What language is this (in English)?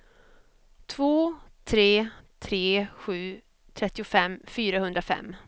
Swedish